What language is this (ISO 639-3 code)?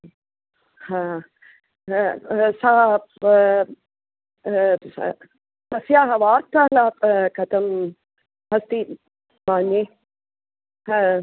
san